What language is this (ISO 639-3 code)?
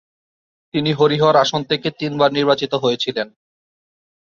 ben